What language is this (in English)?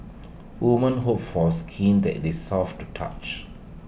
English